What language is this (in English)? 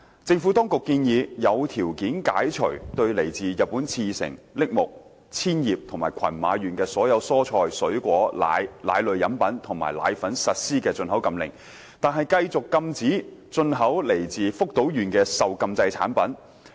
Cantonese